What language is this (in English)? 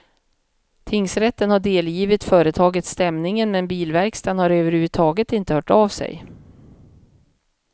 Swedish